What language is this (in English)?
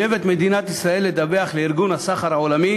Hebrew